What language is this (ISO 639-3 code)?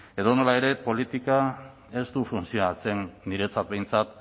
eus